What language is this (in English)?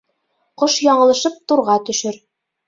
Bashkir